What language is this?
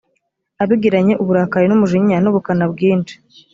Kinyarwanda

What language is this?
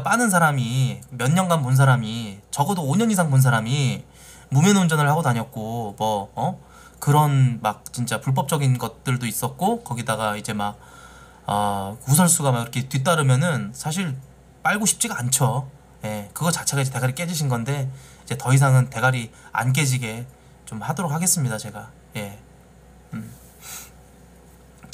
Korean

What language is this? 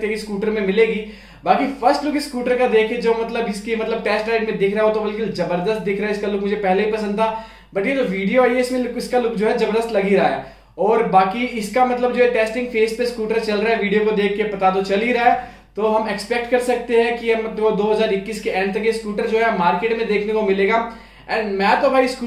Hindi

